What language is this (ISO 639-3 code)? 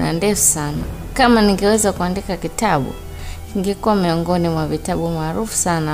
swa